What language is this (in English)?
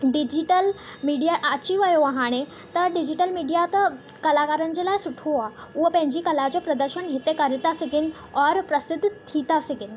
Sindhi